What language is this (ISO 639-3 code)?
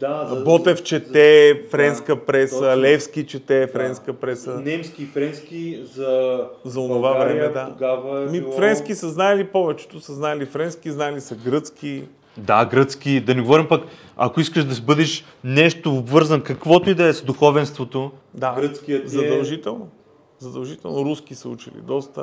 bul